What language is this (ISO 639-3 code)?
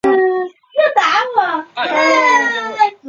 zho